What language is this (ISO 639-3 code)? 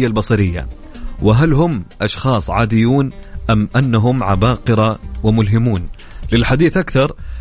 ara